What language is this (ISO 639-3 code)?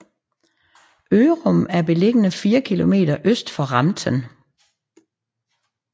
dan